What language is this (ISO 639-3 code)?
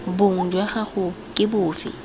tsn